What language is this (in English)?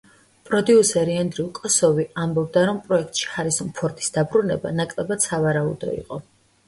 Georgian